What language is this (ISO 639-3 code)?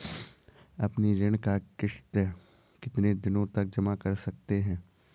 hin